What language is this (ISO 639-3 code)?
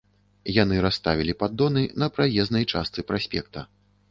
bel